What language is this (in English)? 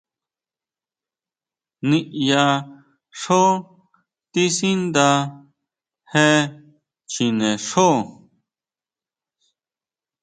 Huautla Mazatec